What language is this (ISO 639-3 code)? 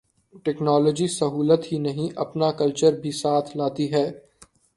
urd